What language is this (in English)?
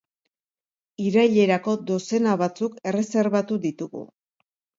Basque